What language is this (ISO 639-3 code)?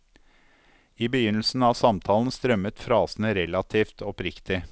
nor